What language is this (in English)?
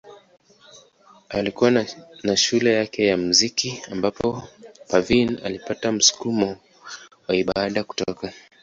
Swahili